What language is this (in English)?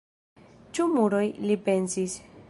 Esperanto